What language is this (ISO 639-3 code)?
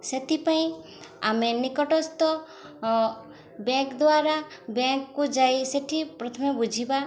ori